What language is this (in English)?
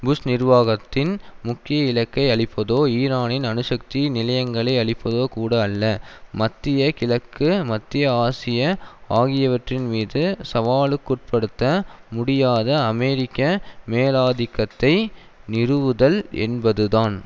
Tamil